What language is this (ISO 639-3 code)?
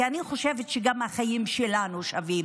heb